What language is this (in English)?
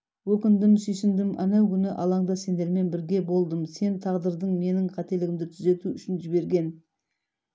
Kazakh